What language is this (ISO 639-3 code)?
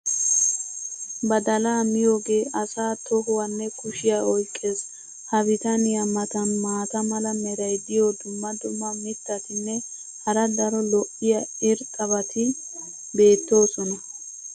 wal